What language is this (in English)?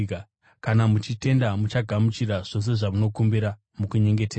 Shona